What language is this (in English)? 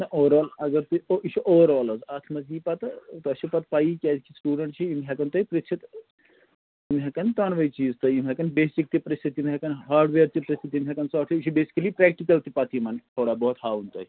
Kashmiri